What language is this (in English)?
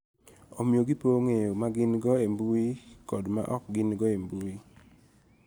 Luo (Kenya and Tanzania)